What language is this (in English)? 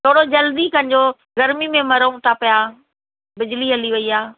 Sindhi